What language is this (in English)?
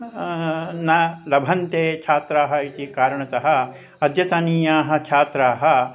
Sanskrit